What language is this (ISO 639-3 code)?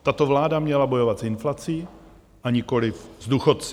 ces